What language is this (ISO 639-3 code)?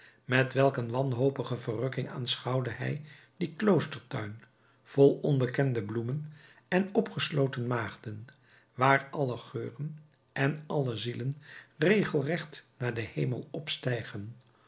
nld